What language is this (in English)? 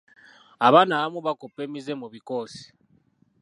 Ganda